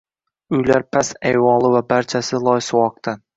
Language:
Uzbek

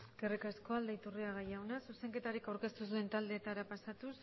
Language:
Basque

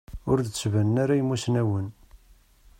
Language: Kabyle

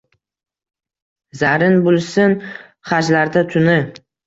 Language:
Uzbek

